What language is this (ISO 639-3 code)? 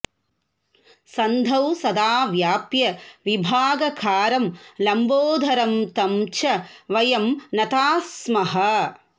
san